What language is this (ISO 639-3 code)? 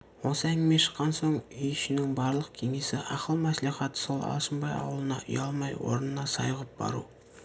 kaz